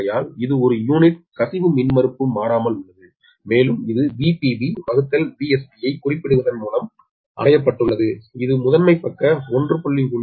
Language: Tamil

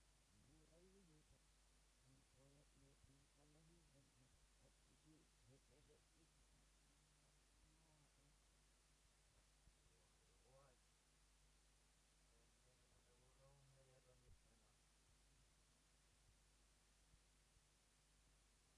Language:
Finnish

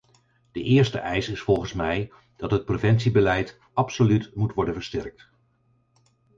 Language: Dutch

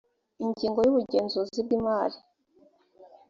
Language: Kinyarwanda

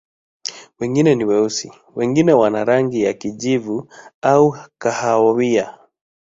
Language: Swahili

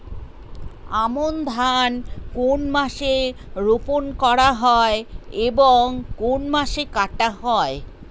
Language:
Bangla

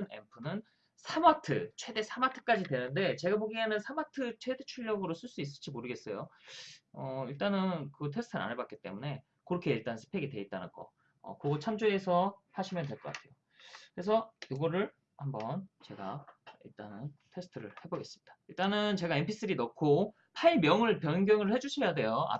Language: Korean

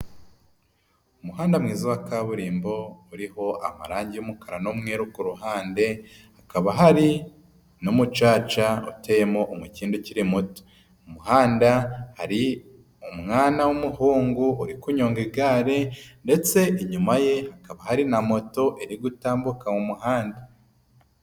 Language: Kinyarwanda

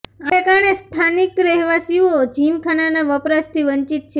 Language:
Gujarati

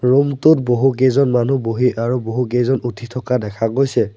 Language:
Assamese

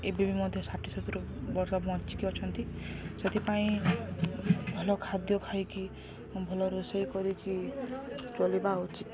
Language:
Odia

